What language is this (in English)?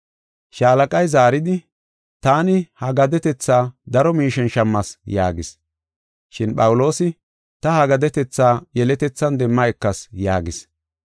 Gofa